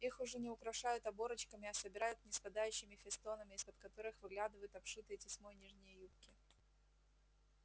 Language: Russian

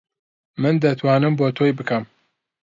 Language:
Central Kurdish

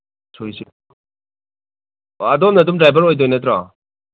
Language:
Manipuri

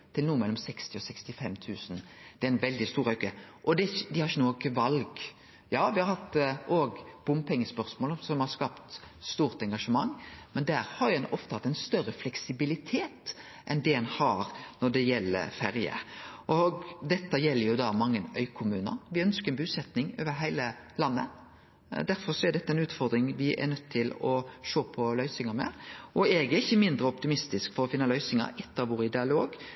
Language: Norwegian Nynorsk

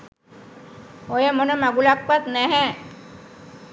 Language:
Sinhala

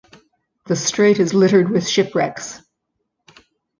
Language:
English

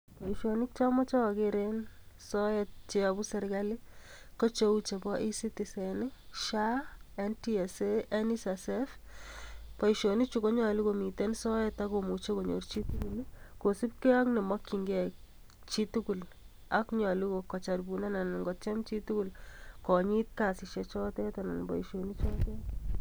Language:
Kalenjin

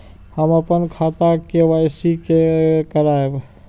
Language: Maithili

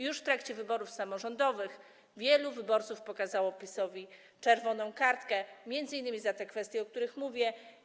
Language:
Polish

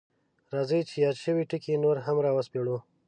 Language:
Pashto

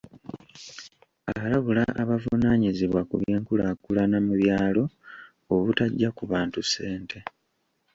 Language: Ganda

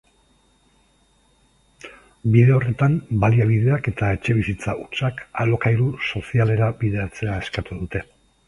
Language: Basque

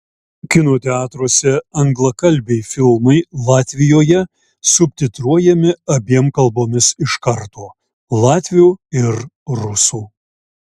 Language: Lithuanian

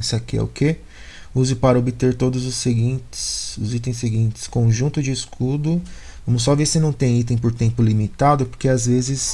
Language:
Portuguese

